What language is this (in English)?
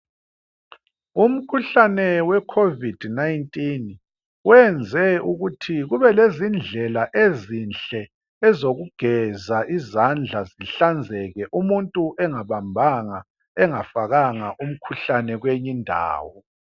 North Ndebele